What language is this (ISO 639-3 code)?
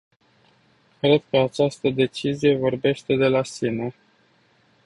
ron